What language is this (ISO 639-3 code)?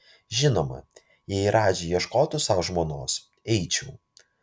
lit